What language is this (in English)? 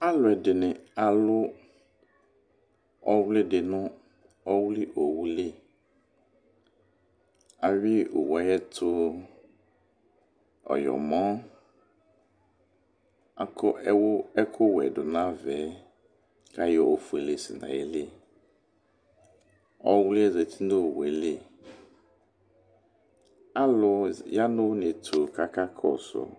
Ikposo